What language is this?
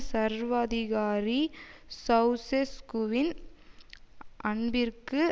Tamil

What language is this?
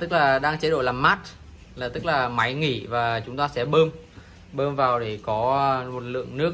Vietnamese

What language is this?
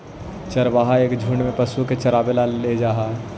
Magahi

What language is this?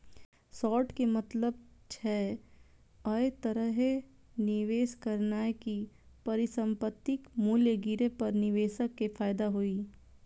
Maithili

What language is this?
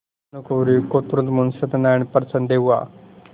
Hindi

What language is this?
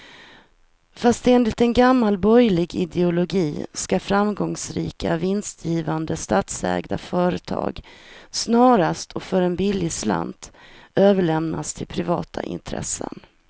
Swedish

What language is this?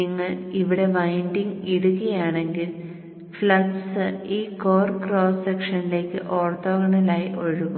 Malayalam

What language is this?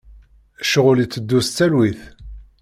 Kabyle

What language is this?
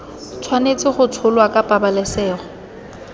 Tswana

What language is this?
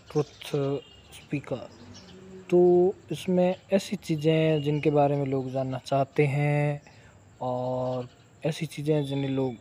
Hindi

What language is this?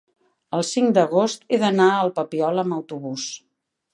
Catalan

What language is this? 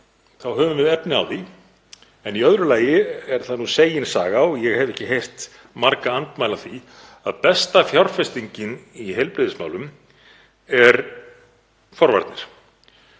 Icelandic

